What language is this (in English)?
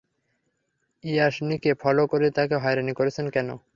Bangla